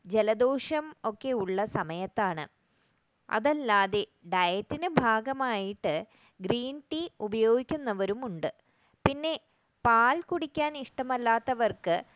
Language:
Malayalam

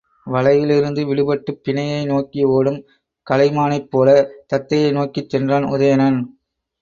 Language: Tamil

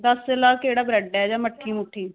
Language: Dogri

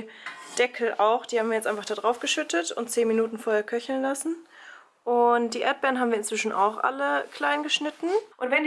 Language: German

